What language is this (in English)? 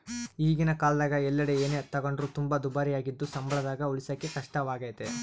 Kannada